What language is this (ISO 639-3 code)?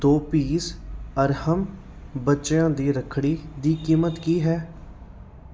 pan